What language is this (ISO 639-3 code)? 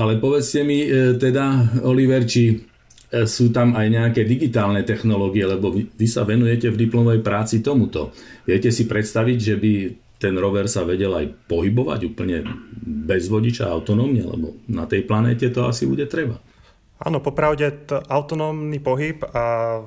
slk